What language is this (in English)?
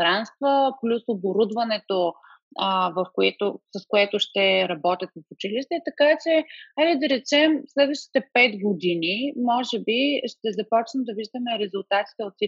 Bulgarian